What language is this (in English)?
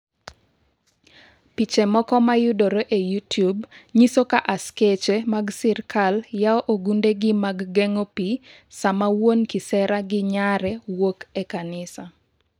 Luo (Kenya and Tanzania)